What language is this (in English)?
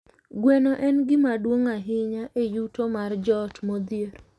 Luo (Kenya and Tanzania)